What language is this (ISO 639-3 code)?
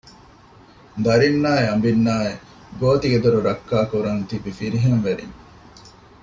div